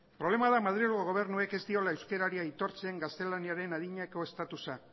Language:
Basque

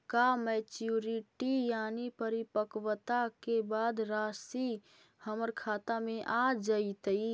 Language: Magahi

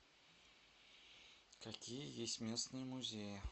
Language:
Russian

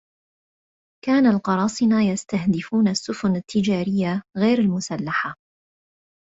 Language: Arabic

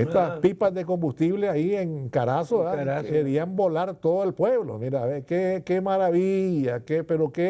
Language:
Spanish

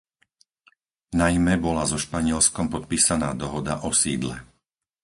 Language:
Slovak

